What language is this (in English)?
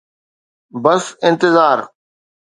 Sindhi